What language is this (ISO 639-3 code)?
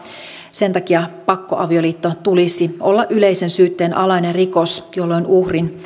fin